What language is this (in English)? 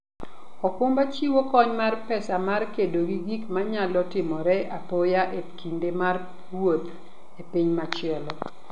Luo (Kenya and Tanzania)